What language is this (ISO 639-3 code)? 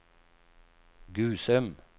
swe